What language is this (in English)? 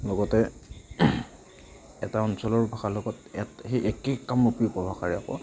Assamese